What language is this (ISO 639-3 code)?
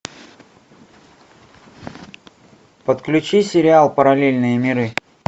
rus